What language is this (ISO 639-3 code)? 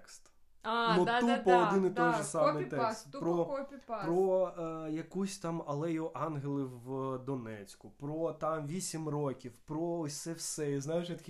ukr